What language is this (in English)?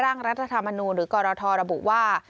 Thai